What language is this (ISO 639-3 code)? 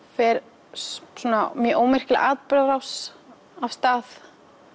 isl